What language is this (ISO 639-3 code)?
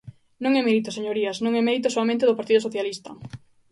glg